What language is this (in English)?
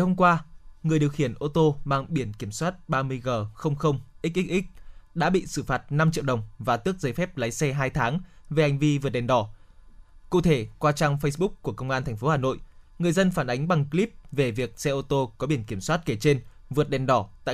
Vietnamese